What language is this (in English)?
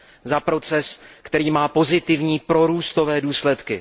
Czech